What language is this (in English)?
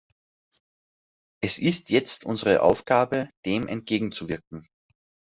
German